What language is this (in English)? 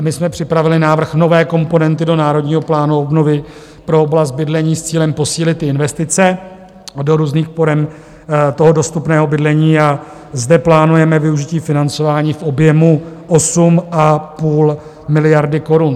Czech